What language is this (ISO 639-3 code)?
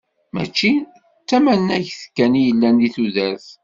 kab